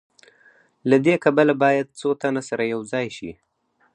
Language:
Pashto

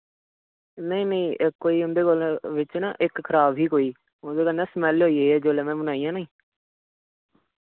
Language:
Dogri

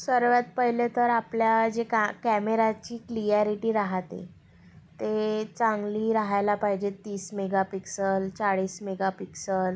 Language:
Marathi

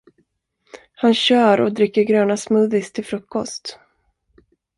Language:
Swedish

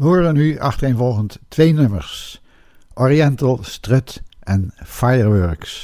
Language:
Dutch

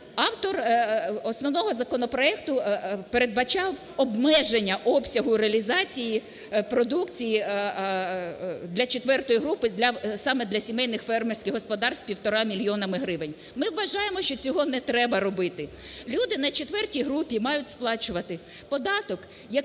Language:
Ukrainian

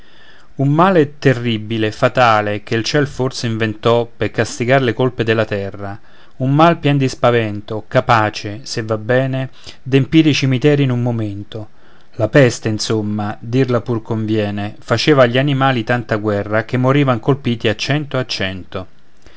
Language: Italian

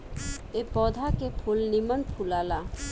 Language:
Bhojpuri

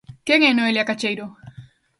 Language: Galician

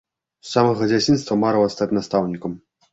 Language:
Belarusian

